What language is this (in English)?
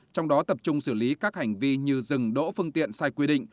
Vietnamese